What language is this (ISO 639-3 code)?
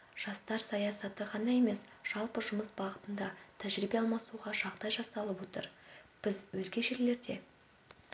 kaz